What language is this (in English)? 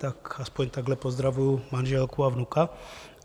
Czech